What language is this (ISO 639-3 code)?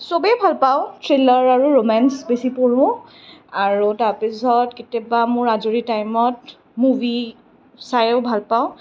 asm